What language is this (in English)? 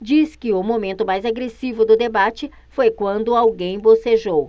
Portuguese